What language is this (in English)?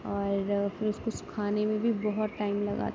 Urdu